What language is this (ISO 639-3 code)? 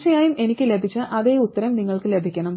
mal